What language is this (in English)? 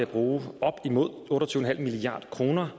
Danish